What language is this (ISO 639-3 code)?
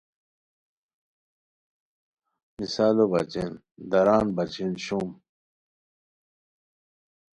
khw